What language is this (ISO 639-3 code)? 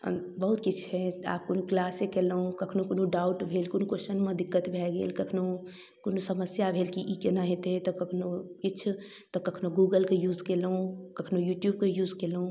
mai